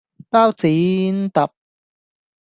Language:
Cantonese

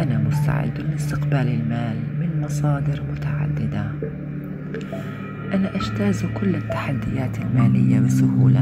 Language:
Arabic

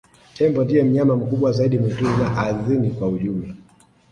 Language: Swahili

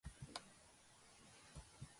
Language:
Georgian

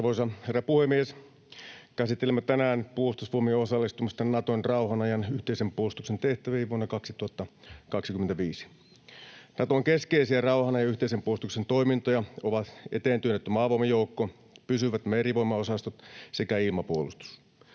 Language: Finnish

